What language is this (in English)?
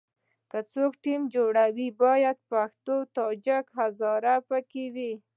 Pashto